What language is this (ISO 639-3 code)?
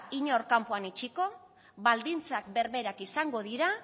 eus